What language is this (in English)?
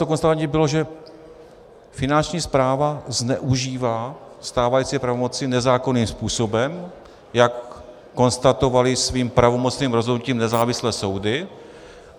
Czech